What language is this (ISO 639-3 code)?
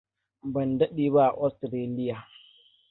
hau